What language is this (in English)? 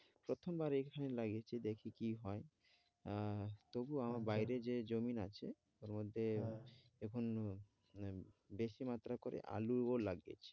Bangla